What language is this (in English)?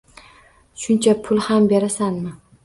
Uzbek